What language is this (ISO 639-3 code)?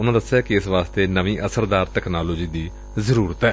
pan